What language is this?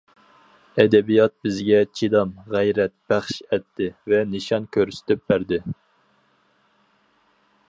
Uyghur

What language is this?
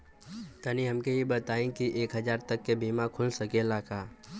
Bhojpuri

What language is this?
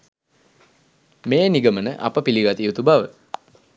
Sinhala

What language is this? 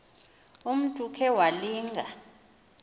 Xhosa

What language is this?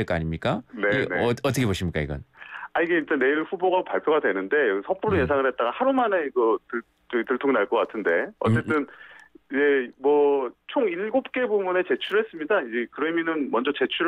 Korean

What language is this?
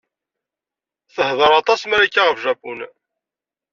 Kabyle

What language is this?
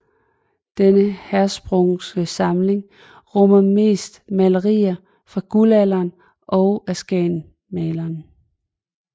Danish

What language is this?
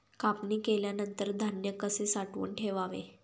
Marathi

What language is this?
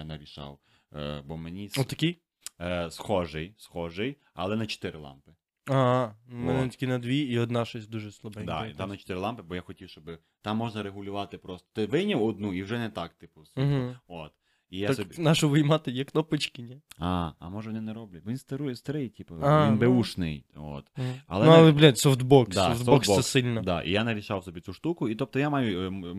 Ukrainian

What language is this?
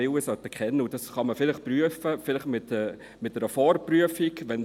Swiss German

